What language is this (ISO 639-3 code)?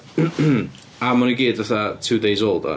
cym